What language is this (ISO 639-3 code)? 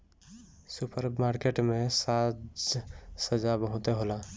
bho